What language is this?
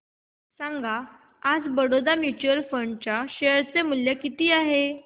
Marathi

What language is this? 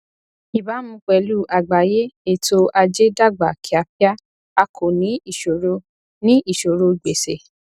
Yoruba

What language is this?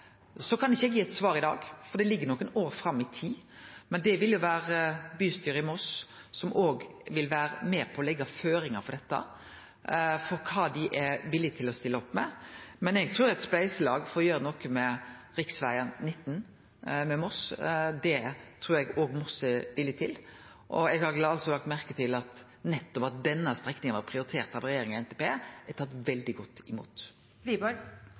Norwegian Nynorsk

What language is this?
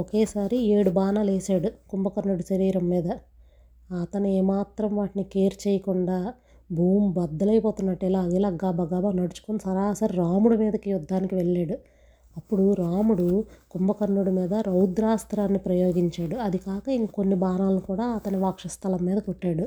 Telugu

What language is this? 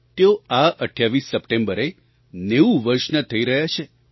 Gujarati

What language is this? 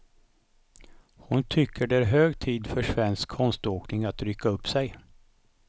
Swedish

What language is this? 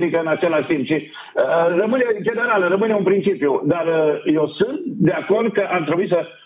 Romanian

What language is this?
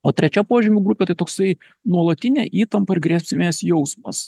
Lithuanian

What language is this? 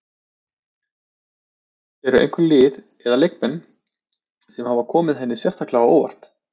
Icelandic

